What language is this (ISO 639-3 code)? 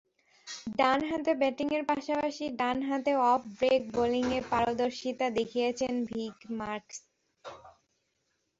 ben